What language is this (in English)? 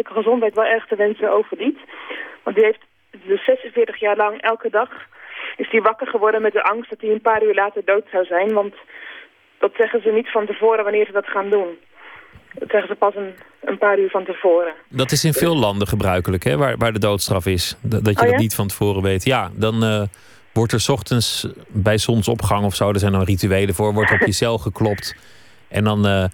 Dutch